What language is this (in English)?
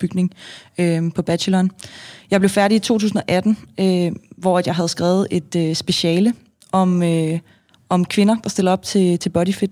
Danish